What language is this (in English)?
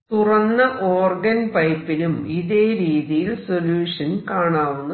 Malayalam